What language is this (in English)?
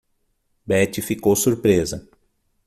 Portuguese